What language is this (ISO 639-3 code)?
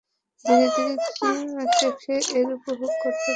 ben